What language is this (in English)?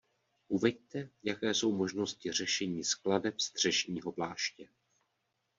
Czech